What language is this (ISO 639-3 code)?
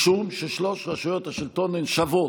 heb